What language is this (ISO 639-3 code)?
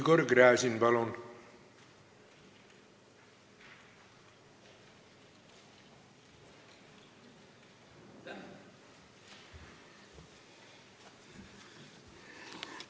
est